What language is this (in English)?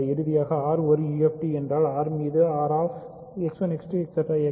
Tamil